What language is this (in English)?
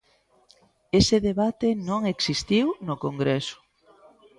Galician